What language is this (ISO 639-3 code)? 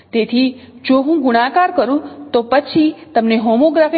guj